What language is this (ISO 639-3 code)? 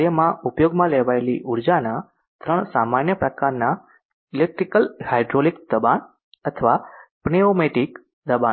guj